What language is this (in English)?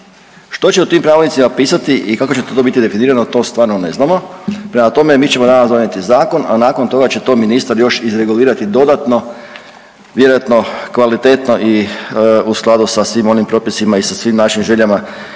Croatian